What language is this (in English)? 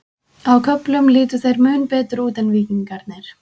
Icelandic